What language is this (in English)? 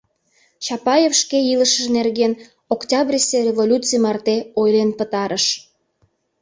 Mari